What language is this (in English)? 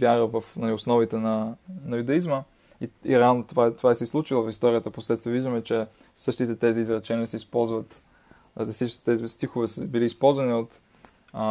Bulgarian